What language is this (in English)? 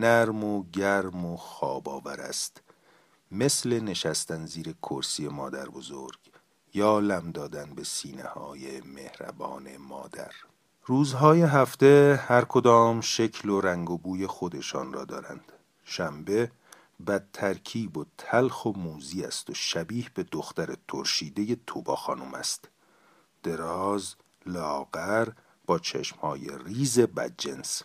Persian